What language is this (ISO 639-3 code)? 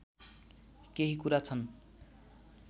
nep